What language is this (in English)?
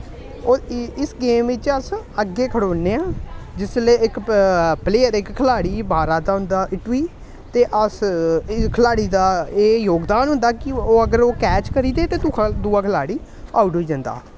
Dogri